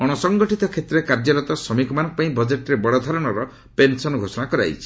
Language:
Odia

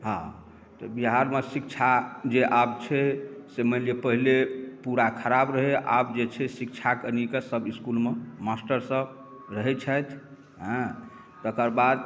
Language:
Maithili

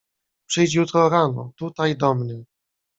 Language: Polish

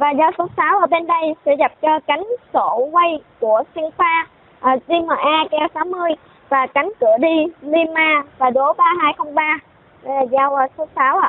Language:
Vietnamese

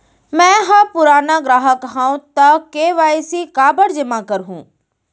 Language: Chhattisgarhi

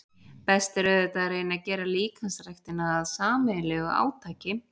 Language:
Icelandic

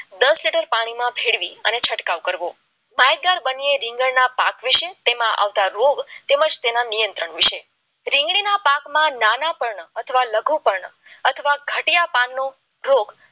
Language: Gujarati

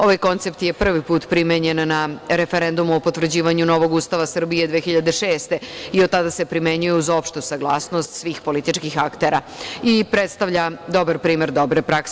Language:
Serbian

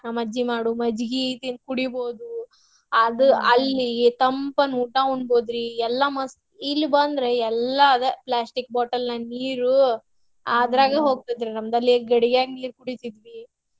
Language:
Kannada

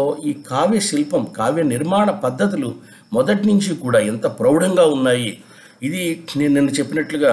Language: Telugu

